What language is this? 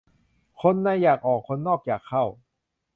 Thai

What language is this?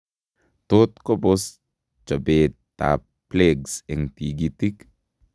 Kalenjin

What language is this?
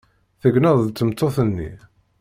Kabyle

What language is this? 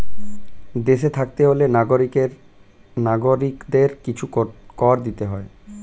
Bangla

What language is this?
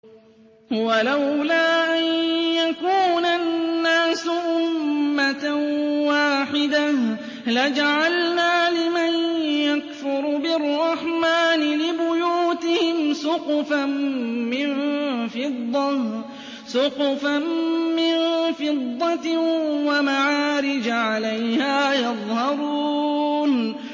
Arabic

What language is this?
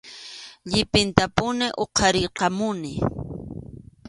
Arequipa-La Unión Quechua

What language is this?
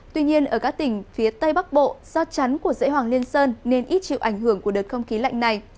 Vietnamese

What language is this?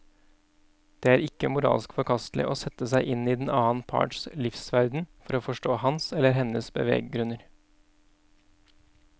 Norwegian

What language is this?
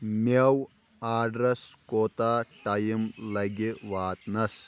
Kashmiri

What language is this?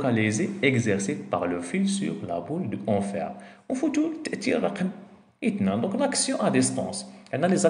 Arabic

